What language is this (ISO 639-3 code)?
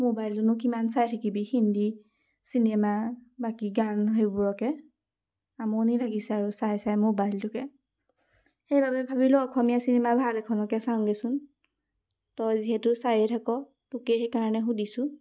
asm